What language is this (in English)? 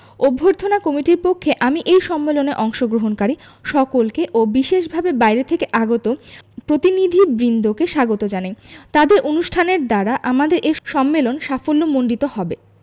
Bangla